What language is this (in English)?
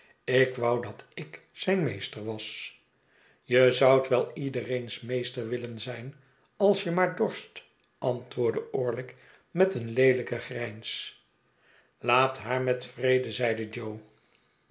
Dutch